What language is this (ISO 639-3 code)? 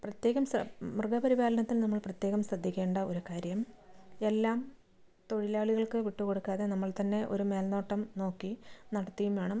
mal